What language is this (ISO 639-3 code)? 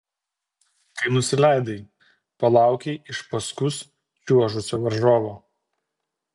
lit